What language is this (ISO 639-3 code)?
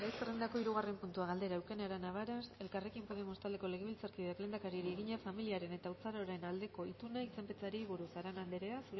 eus